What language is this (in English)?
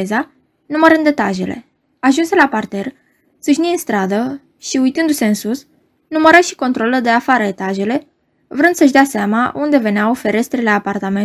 Romanian